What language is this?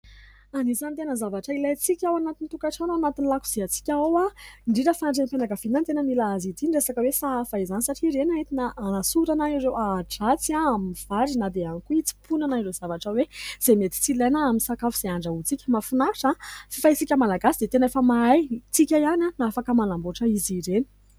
Malagasy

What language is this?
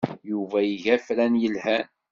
Kabyle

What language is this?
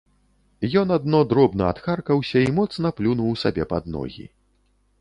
Belarusian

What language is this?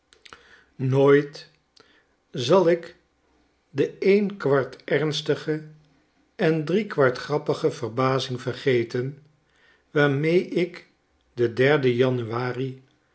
Dutch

